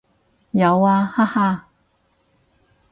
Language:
Cantonese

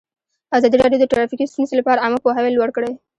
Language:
Pashto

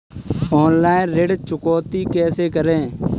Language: Hindi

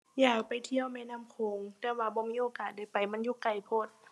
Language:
Thai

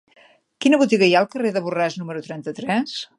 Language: Catalan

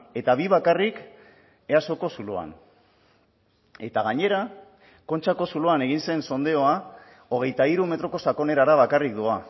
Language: Basque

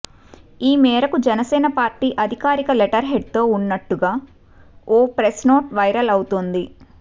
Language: Telugu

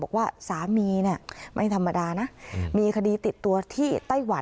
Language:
Thai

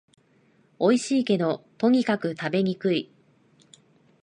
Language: Japanese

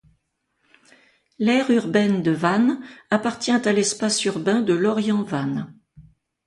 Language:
French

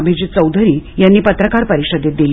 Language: Marathi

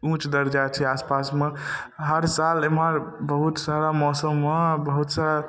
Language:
Maithili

